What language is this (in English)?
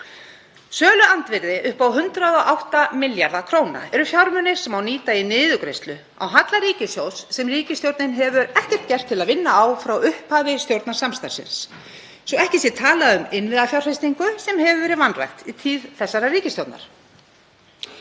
Icelandic